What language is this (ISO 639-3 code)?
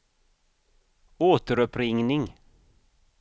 swe